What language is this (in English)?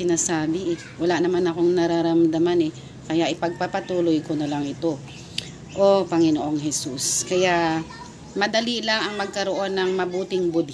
Filipino